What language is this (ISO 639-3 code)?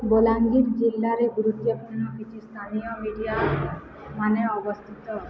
ori